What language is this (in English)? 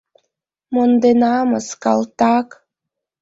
Mari